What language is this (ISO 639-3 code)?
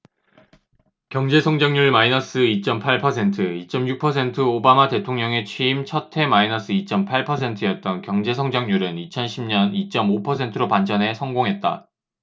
kor